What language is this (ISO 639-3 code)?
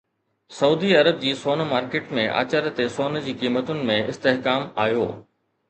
snd